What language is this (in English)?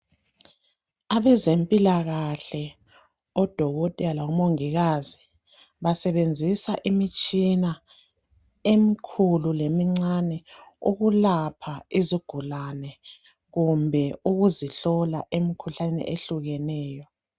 North Ndebele